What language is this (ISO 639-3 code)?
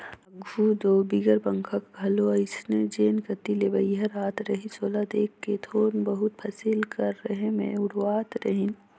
hne